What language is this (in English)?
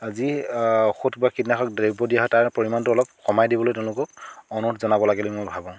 Assamese